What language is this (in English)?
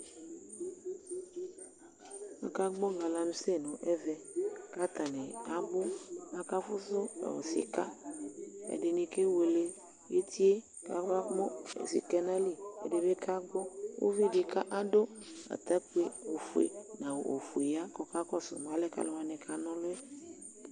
Ikposo